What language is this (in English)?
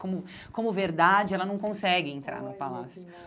Portuguese